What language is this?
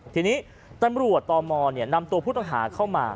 Thai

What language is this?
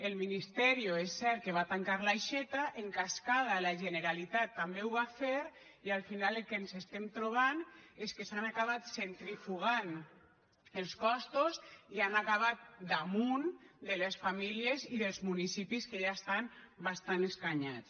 Catalan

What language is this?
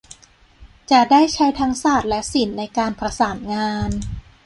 Thai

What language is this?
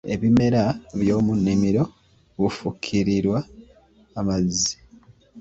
Ganda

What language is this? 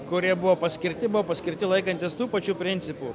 Lithuanian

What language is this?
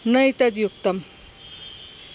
Sanskrit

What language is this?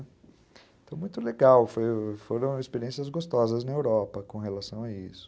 Portuguese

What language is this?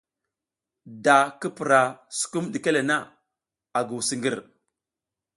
South Giziga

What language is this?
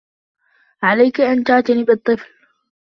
Arabic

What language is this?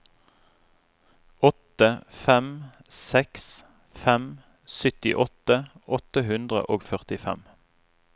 Norwegian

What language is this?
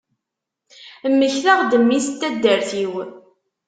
Kabyle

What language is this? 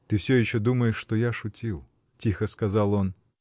Russian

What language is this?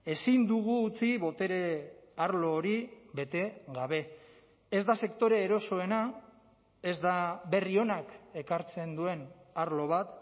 Basque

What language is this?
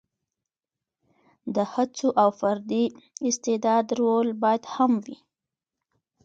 Pashto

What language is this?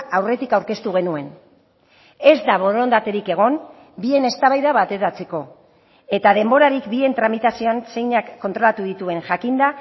Basque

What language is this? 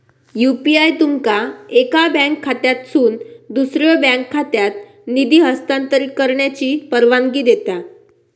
Marathi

